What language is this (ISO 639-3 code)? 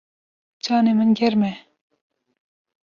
kur